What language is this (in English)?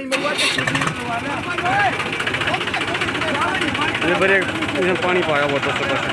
Arabic